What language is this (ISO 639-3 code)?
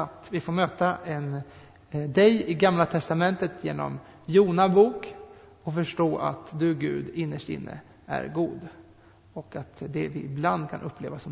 swe